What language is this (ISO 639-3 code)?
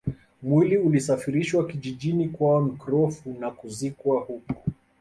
swa